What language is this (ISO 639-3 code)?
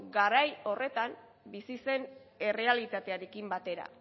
eus